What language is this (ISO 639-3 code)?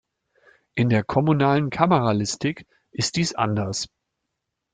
deu